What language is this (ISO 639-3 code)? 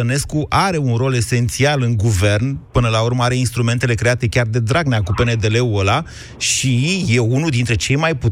ron